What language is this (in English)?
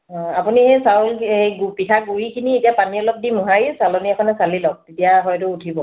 Assamese